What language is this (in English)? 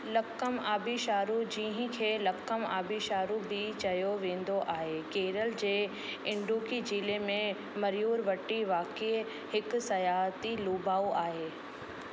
Sindhi